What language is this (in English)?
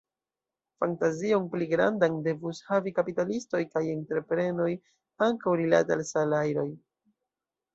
Esperanto